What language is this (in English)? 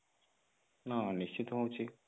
Odia